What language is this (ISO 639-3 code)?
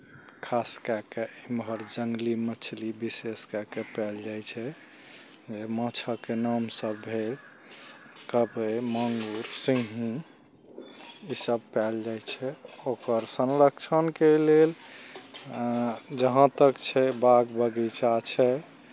mai